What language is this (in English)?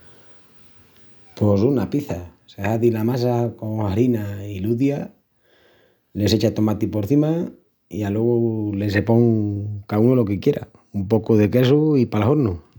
Extremaduran